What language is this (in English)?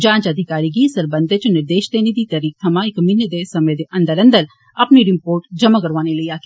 Dogri